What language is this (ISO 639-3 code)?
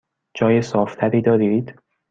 fas